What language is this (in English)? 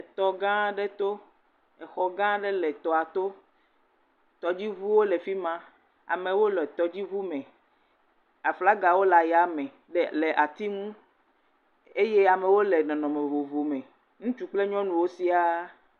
Ewe